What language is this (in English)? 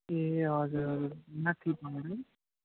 Nepali